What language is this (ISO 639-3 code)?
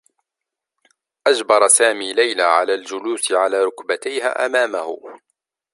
ara